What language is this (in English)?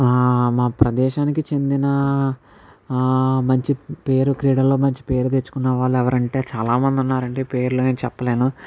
Telugu